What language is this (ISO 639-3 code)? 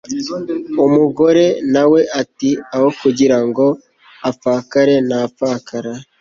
kin